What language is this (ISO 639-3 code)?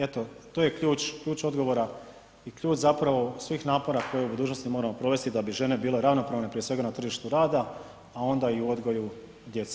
hrv